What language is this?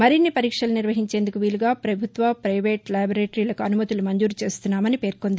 Telugu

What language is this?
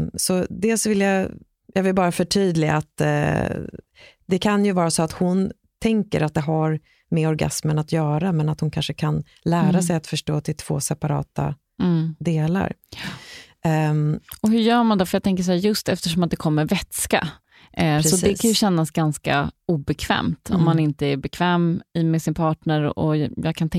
Swedish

